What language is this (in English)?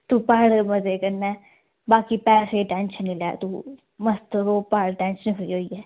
Dogri